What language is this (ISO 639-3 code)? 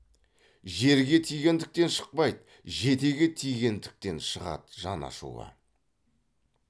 kaz